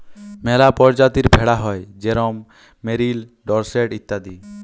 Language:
Bangla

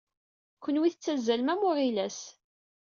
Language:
Kabyle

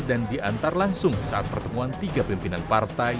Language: Indonesian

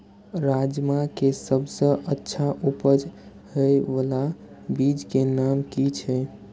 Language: Maithili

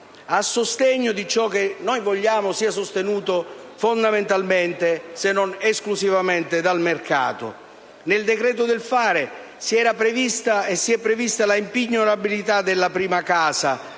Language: Italian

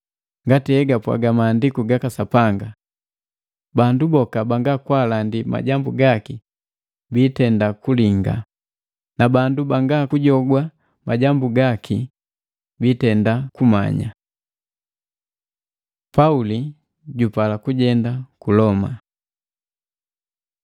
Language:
Matengo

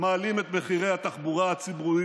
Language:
Hebrew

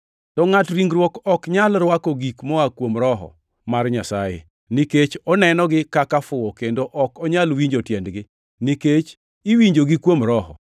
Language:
Luo (Kenya and Tanzania)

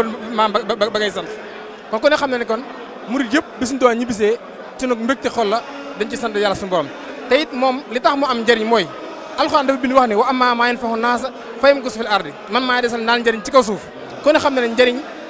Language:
French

